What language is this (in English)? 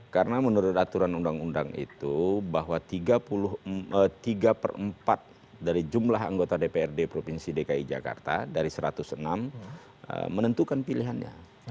Indonesian